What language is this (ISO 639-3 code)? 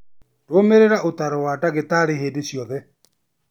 kik